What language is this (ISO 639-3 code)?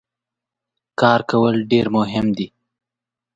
pus